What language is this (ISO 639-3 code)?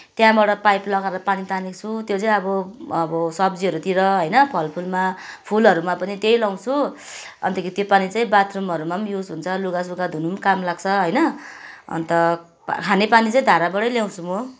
nep